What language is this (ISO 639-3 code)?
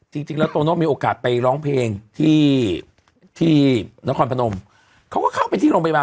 tha